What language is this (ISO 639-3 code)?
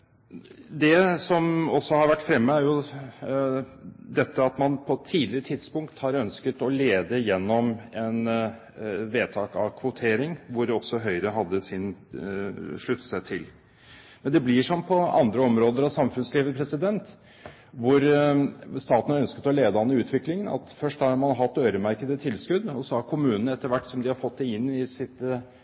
nob